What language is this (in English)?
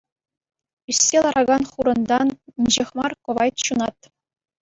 Chuvash